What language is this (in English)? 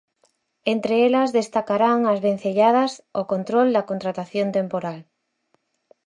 Galician